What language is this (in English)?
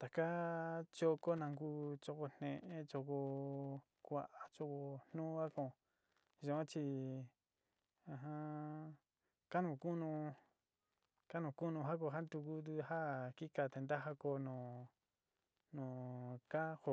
Sinicahua Mixtec